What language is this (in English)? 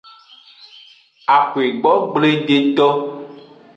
Aja (Benin)